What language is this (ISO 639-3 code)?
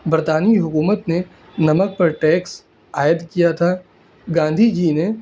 urd